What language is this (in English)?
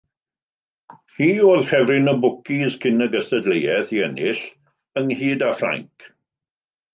Welsh